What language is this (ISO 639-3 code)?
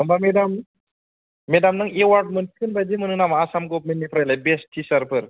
brx